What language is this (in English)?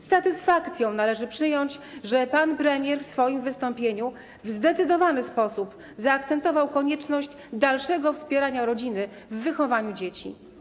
Polish